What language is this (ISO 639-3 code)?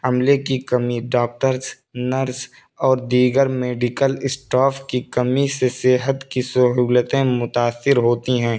urd